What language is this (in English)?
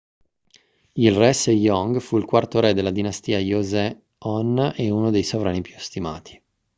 Italian